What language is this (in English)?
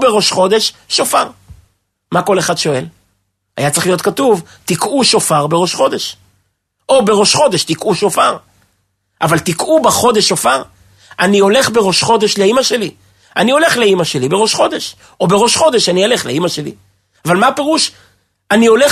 Hebrew